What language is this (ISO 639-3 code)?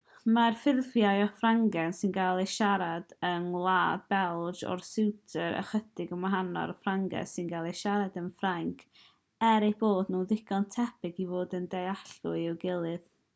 cym